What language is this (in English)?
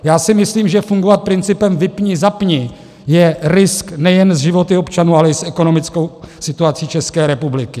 Czech